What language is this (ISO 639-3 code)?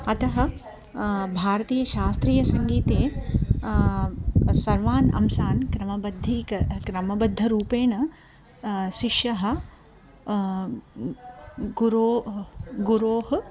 san